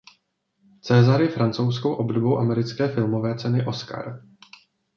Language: Czech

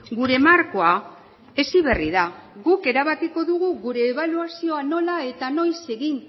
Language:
Basque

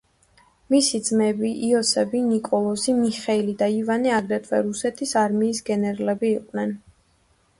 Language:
Georgian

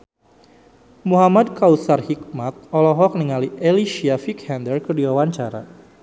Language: Sundanese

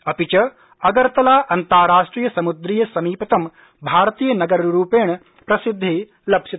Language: Sanskrit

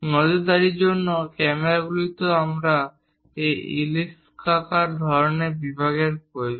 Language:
Bangla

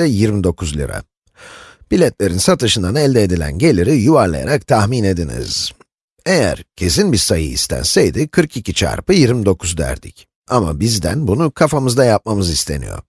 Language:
Turkish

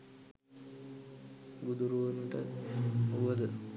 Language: Sinhala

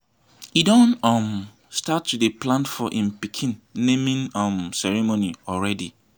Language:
Nigerian Pidgin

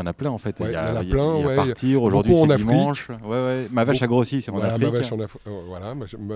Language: French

